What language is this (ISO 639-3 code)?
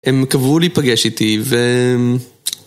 heb